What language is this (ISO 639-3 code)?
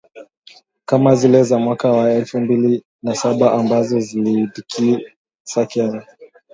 swa